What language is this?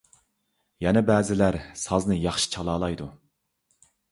Uyghur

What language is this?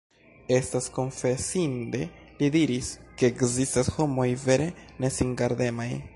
Esperanto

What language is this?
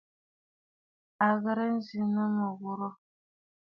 Bafut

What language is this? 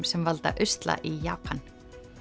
Icelandic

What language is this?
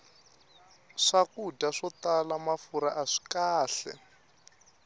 Tsonga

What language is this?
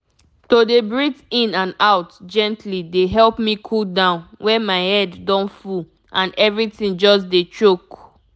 Nigerian Pidgin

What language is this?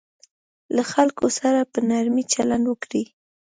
Pashto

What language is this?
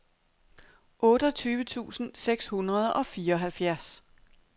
Danish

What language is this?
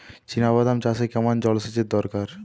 Bangla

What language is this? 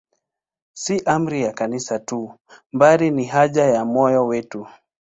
Swahili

